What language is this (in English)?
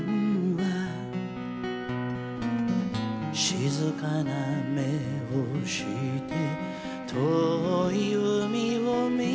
Japanese